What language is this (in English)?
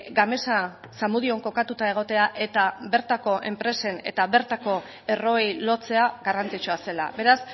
Basque